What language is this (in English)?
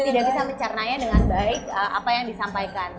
Indonesian